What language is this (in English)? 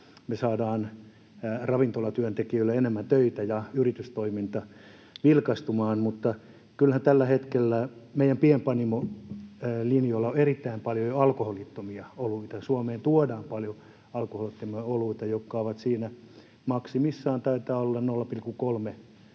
Finnish